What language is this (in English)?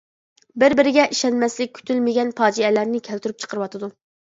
Uyghur